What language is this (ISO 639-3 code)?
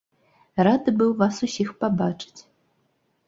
bel